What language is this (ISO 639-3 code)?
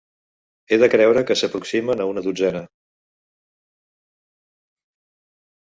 cat